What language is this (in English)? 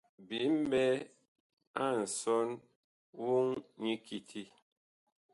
Bakoko